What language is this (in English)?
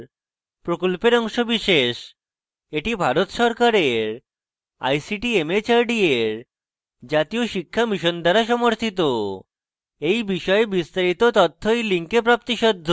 Bangla